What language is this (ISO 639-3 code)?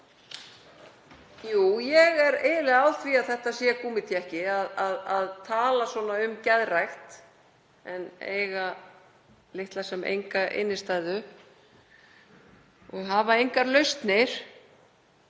isl